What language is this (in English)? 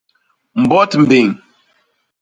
Basaa